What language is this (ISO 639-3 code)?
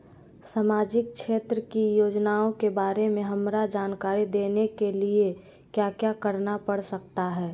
mag